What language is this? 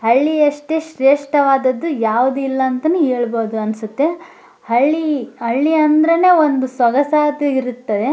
Kannada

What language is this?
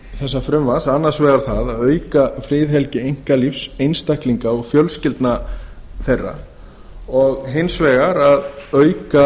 Icelandic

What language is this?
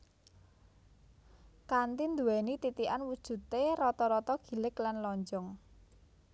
Javanese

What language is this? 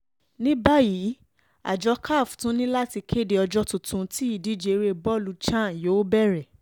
Yoruba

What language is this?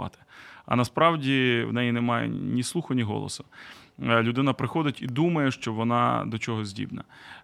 Ukrainian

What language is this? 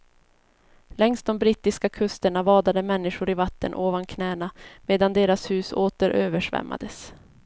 Swedish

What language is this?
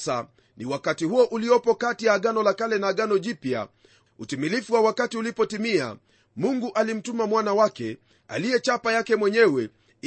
Swahili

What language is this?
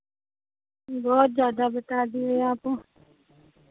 Hindi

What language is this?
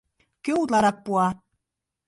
Mari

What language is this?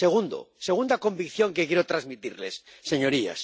Spanish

